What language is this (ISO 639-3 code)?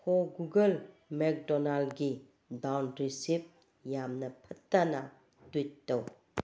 mni